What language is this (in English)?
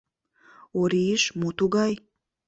Mari